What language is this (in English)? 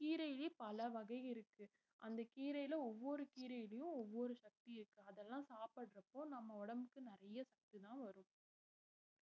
Tamil